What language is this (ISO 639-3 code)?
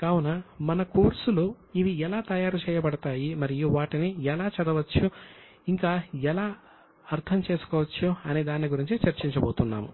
tel